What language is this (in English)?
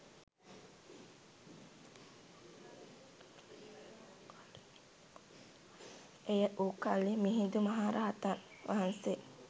Sinhala